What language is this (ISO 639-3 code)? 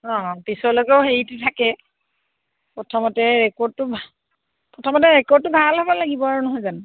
asm